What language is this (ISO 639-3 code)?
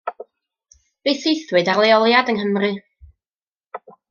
cym